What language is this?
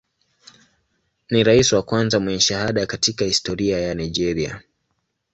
Swahili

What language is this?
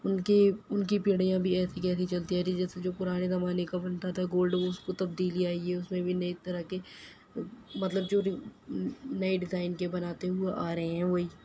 Urdu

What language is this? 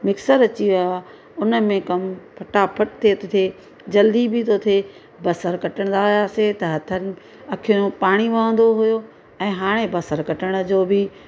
Sindhi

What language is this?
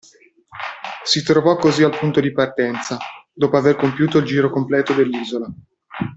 Italian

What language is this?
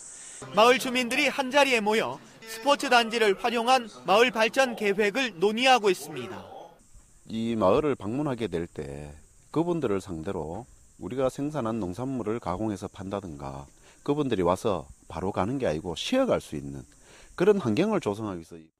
Korean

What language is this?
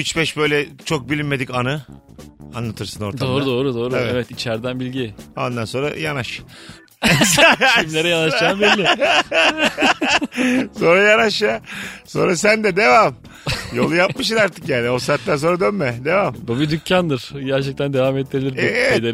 Turkish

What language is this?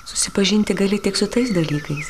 Lithuanian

